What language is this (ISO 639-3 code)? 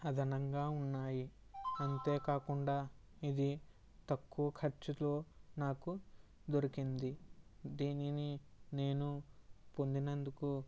tel